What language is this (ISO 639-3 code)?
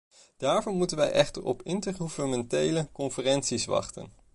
nld